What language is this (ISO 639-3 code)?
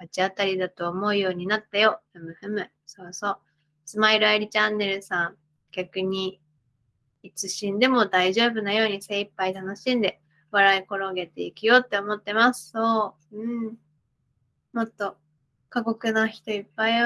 jpn